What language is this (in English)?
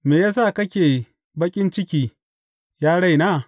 Hausa